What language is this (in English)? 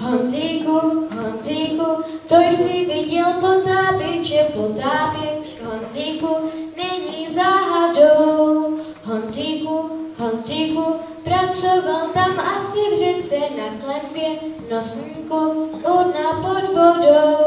Czech